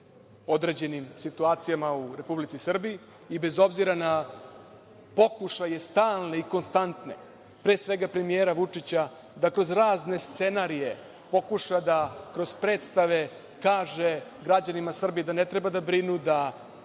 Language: Serbian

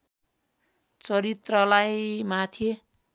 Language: Nepali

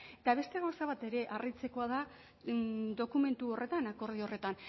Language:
Basque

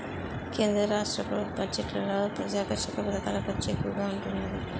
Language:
Telugu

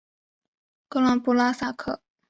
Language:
Chinese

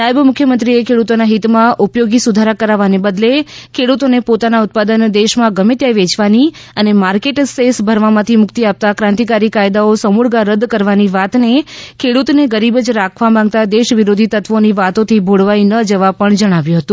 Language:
Gujarati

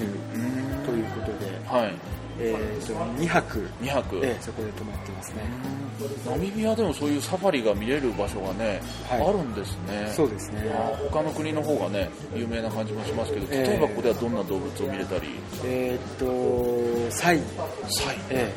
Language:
Japanese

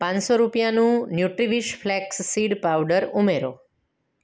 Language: Gujarati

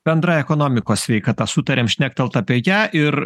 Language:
Lithuanian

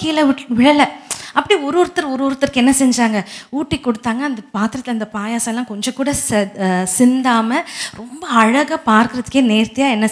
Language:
Tamil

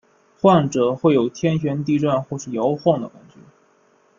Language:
Chinese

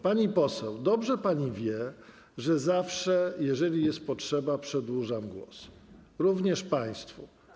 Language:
Polish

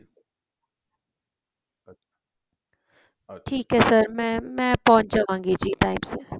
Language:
Punjabi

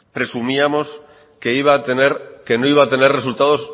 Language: Spanish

